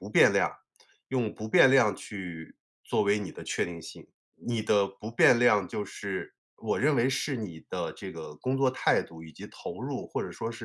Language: Chinese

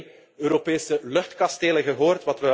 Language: Dutch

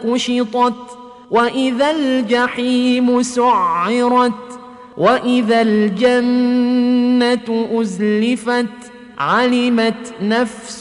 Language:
Arabic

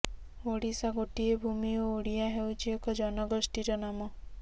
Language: Odia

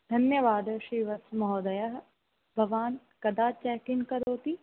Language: Sanskrit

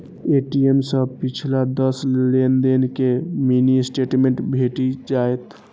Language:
Maithili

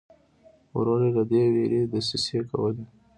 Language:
Pashto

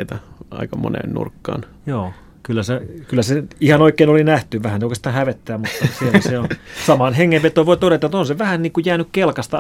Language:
Finnish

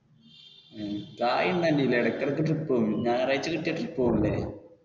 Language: Malayalam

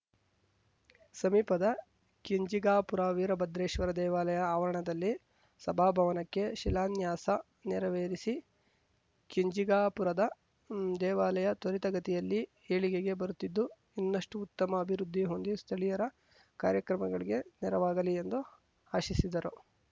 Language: Kannada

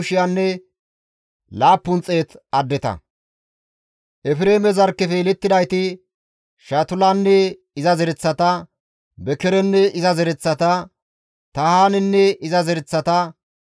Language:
Gamo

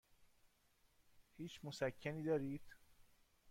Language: Persian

